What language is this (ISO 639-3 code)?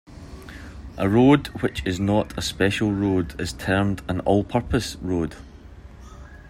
eng